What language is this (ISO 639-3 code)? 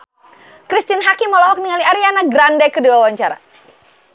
sun